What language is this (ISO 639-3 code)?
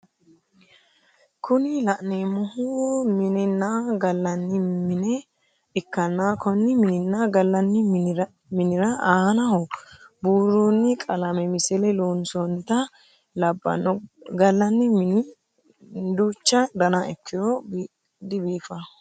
sid